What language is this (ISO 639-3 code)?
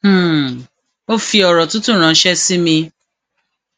yor